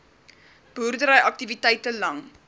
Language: Afrikaans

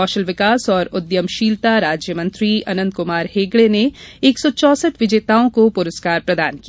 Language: Hindi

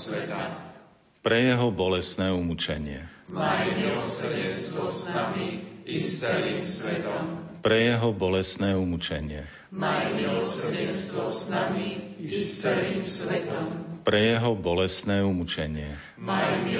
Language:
Slovak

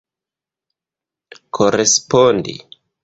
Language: Esperanto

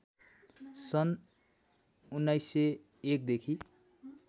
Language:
Nepali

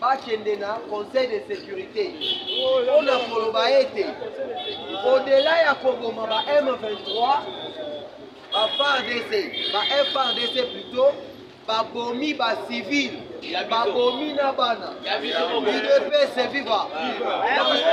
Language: French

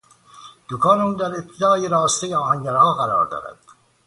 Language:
Persian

